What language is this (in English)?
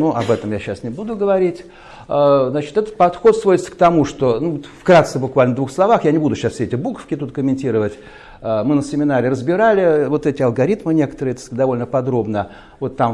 Russian